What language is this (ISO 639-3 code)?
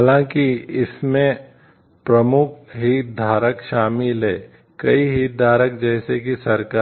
hin